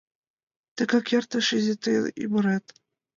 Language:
Mari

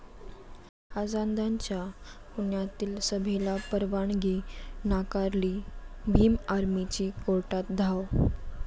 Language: Marathi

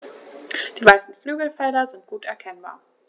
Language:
German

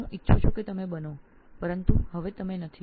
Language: Gujarati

